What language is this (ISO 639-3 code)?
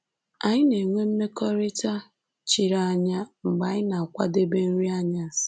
ibo